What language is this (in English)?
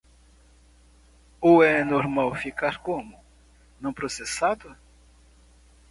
Portuguese